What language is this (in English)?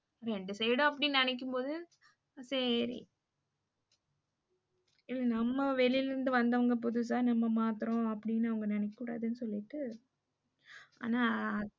Tamil